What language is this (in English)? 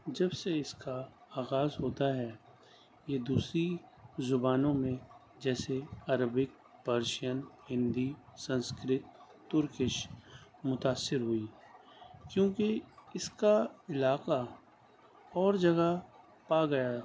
Urdu